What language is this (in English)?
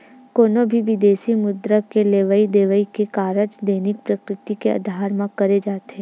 Chhattisgarhi